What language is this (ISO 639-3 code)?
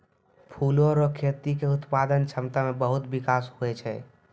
mai